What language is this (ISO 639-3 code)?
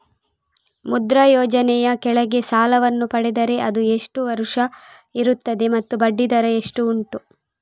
kan